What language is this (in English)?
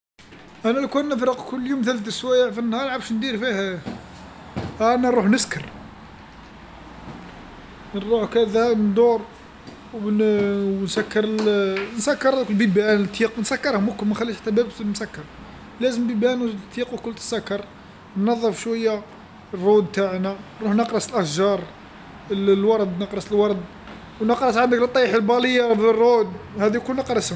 Algerian Arabic